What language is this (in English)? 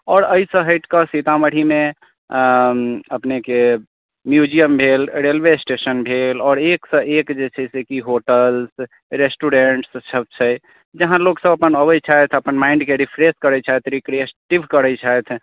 Maithili